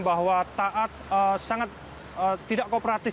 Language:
Indonesian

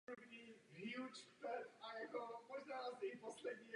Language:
Czech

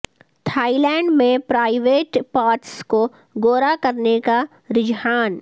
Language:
Urdu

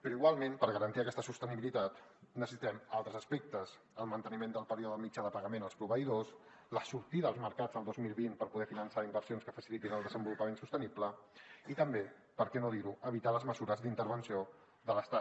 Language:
Catalan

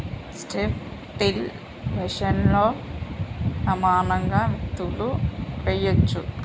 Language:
Telugu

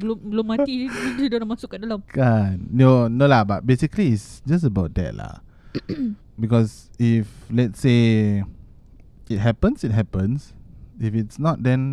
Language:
Malay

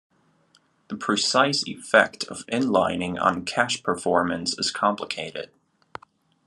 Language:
English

